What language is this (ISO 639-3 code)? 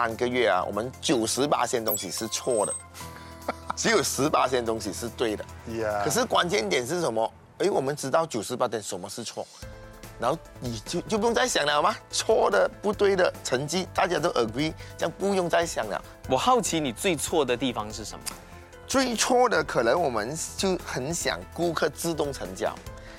zho